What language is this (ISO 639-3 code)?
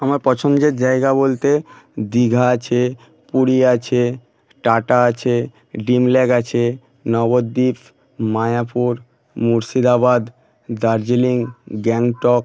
ben